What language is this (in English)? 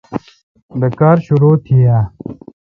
Kalkoti